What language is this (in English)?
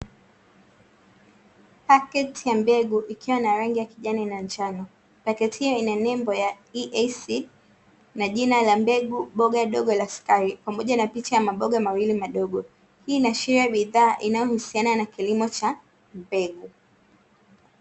Swahili